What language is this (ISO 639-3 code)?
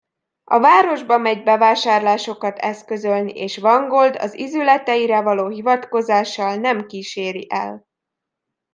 hun